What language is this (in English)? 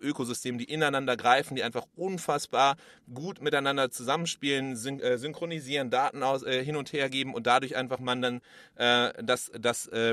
German